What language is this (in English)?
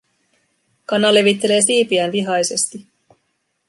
Finnish